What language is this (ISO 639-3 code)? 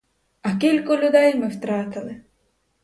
ukr